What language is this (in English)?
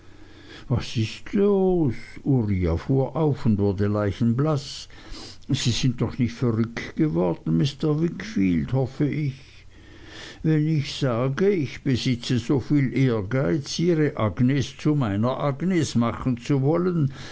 German